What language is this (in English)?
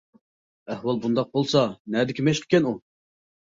Uyghur